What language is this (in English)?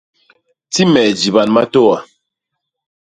Basaa